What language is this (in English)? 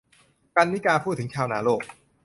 Thai